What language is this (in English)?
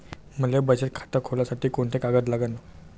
Marathi